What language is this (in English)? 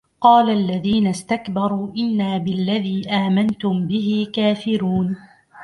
Arabic